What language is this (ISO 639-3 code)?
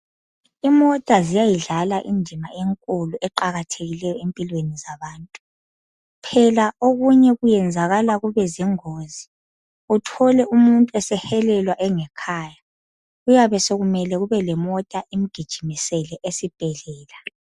nde